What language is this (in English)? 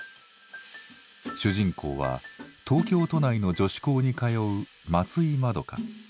Japanese